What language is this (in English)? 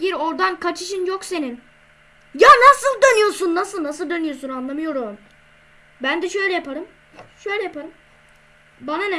Turkish